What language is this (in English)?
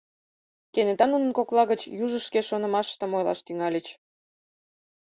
Mari